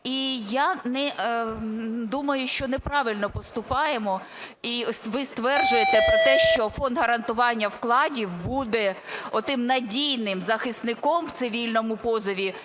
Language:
Ukrainian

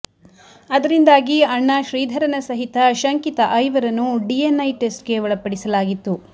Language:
Kannada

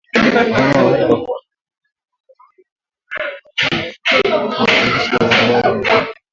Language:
Swahili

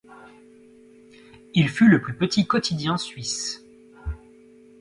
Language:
French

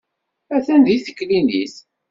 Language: Kabyle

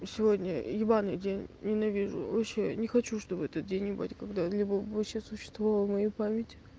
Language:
Russian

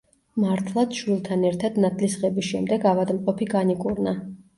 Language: Georgian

